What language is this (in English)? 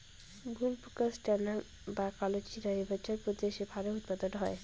Bangla